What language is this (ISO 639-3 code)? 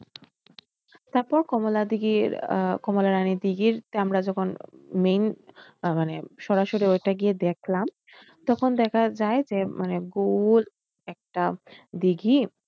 ben